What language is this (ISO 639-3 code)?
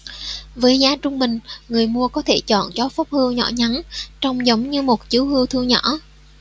vie